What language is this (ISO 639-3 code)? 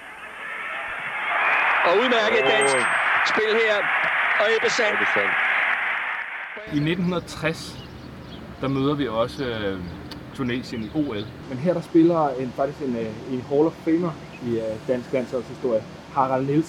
dan